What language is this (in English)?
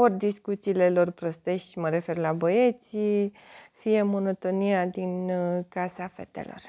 Romanian